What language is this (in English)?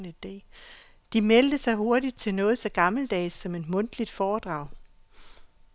Danish